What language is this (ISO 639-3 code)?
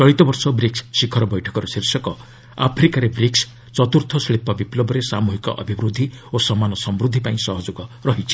ori